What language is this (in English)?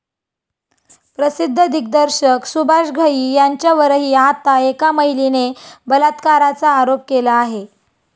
Marathi